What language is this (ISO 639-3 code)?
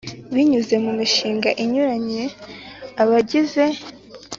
kin